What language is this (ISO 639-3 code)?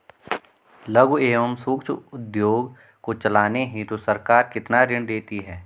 hin